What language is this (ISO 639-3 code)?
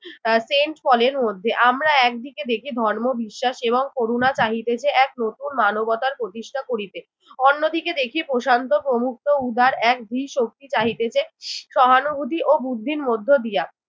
ben